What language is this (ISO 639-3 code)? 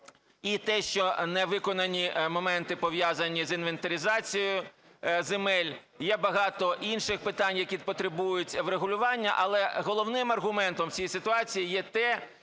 ukr